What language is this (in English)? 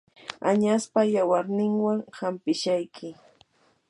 Yanahuanca Pasco Quechua